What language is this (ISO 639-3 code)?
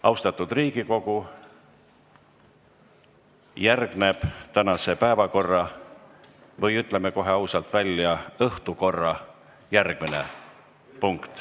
est